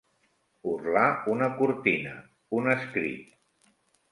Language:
Catalan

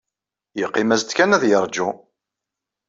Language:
Kabyle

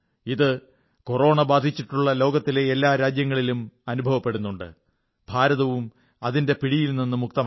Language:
Malayalam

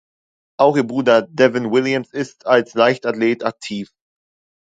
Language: German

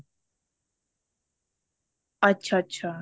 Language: Punjabi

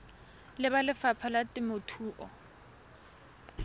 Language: Tswana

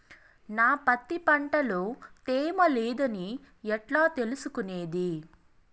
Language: Telugu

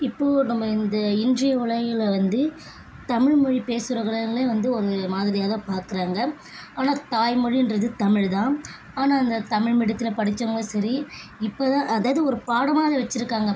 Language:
Tamil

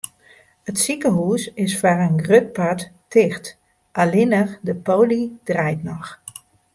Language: Western Frisian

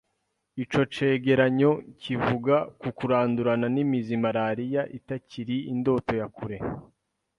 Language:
Kinyarwanda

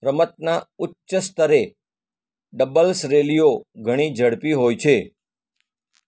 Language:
Gujarati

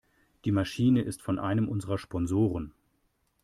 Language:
German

